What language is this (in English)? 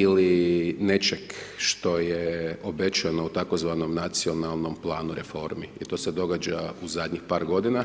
Croatian